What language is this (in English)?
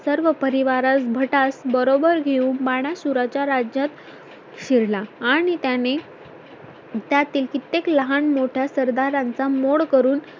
Marathi